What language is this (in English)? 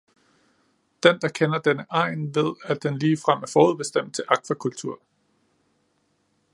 Danish